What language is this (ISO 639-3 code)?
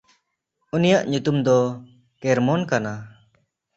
sat